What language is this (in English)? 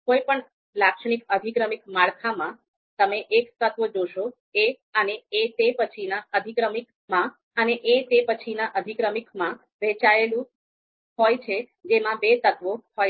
Gujarati